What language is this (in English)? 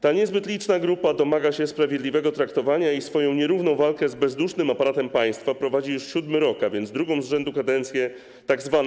Polish